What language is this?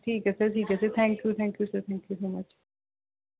Punjabi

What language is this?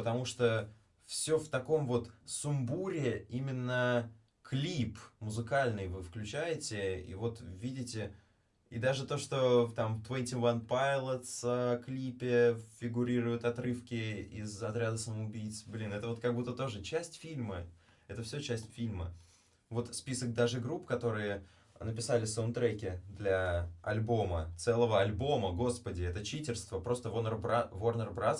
Russian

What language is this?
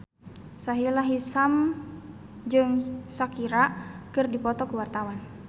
Sundanese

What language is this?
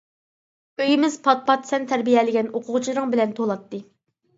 Uyghur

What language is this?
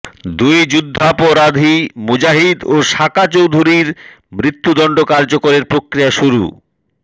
Bangla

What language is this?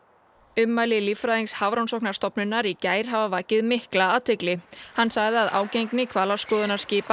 Icelandic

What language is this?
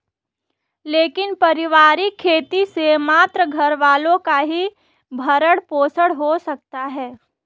Hindi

